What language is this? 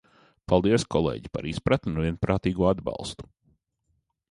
Latvian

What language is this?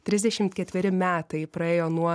Lithuanian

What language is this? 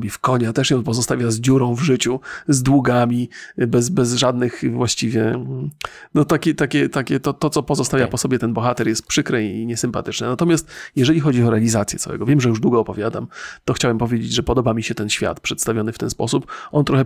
Polish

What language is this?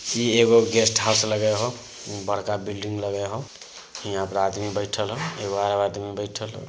Magahi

